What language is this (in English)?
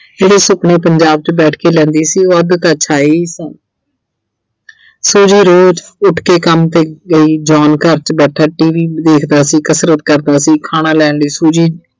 Punjabi